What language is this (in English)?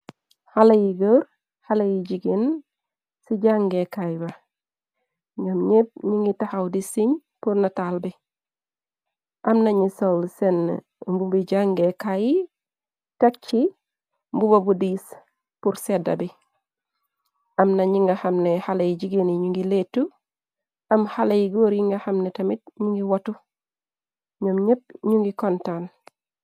Wolof